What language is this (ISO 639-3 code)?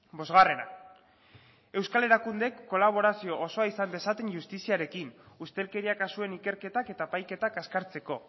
eus